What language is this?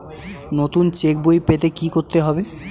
Bangla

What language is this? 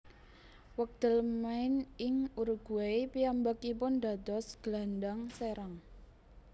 Javanese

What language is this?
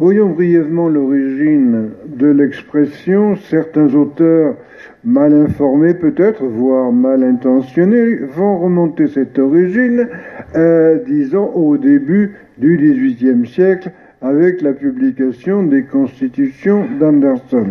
French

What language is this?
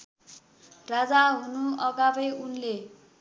Nepali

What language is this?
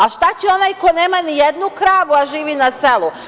Serbian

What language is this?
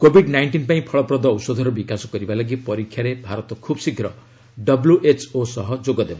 Odia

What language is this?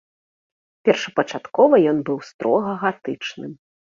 Belarusian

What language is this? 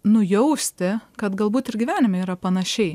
Lithuanian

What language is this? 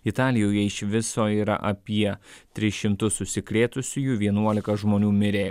Lithuanian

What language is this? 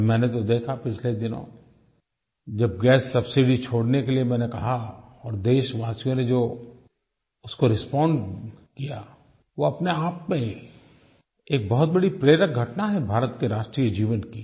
Hindi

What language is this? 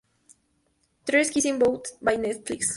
Spanish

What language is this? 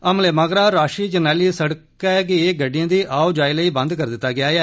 Dogri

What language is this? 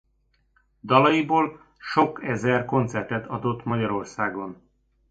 Hungarian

